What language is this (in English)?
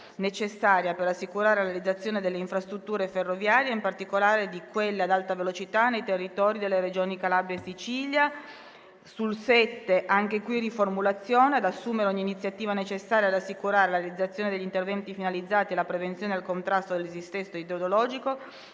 Italian